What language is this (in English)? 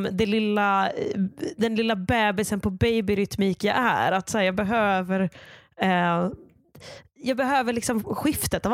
Swedish